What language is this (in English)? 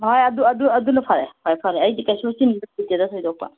Manipuri